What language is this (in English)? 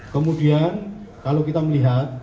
Indonesian